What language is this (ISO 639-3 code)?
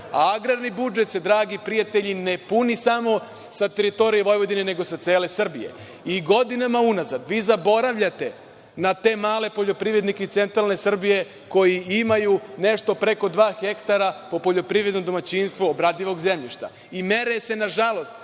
srp